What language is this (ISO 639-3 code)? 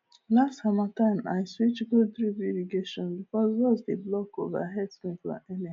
pcm